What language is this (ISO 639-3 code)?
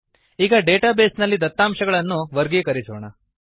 kan